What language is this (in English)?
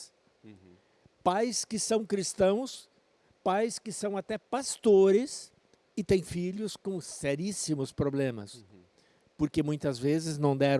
Portuguese